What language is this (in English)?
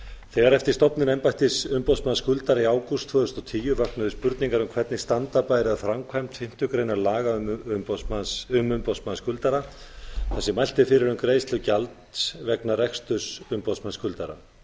Icelandic